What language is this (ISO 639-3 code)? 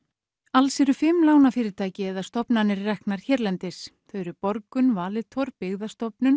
isl